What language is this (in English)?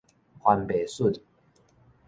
Min Nan Chinese